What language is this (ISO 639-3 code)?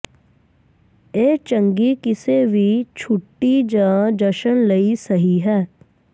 pan